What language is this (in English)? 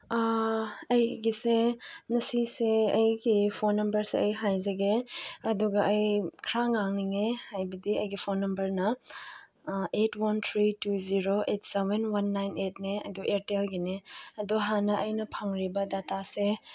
Manipuri